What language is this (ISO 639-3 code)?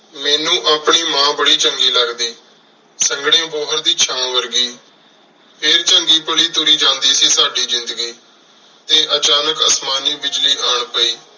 pan